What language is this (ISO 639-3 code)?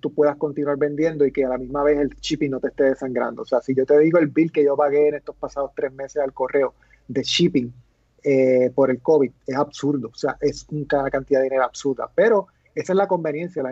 spa